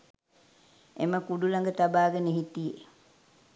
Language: Sinhala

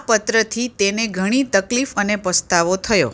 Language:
Gujarati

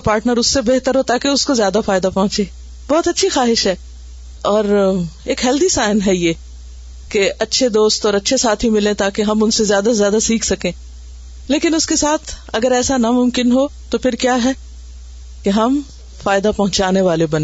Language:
Urdu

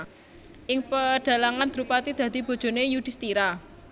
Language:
Javanese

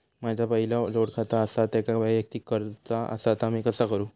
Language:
Marathi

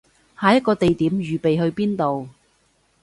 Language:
Cantonese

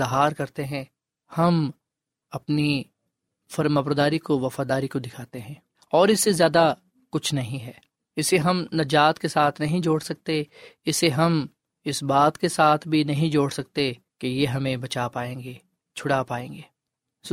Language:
Urdu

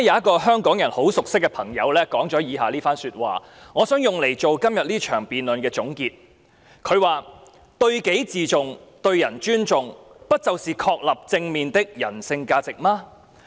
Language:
Cantonese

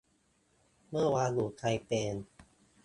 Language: Thai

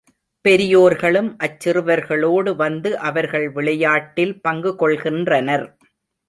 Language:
Tamil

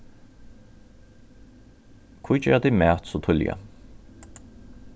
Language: Faroese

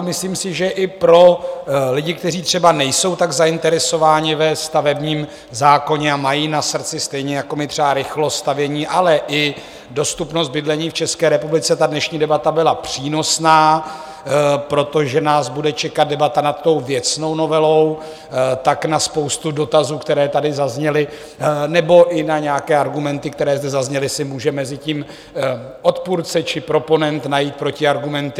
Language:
Czech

